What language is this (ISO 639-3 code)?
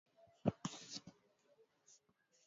swa